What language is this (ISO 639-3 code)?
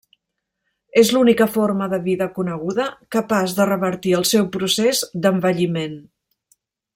cat